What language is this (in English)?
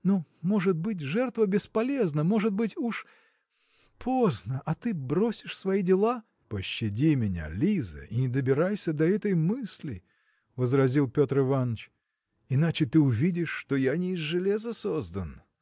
Russian